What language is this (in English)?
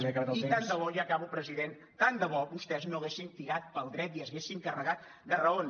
Catalan